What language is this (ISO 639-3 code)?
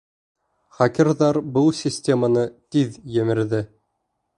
bak